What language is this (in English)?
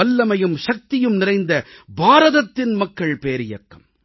Tamil